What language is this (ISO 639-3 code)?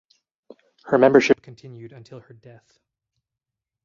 eng